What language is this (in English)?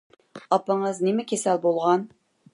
Uyghur